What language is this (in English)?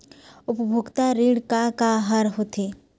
Chhattisgarhi